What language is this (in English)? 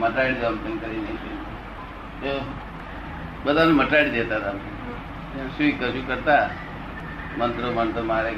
Gujarati